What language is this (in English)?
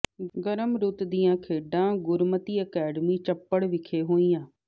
Punjabi